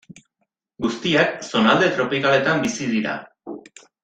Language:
Basque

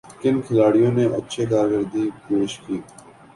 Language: Urdu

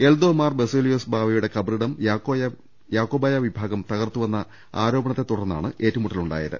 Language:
Malayalam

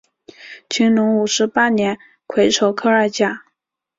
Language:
Chinese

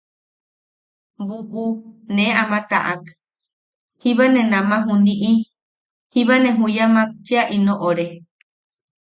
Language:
Yaqui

